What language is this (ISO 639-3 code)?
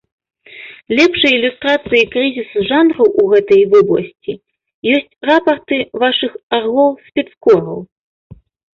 bel